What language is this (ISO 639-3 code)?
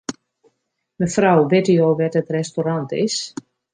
fry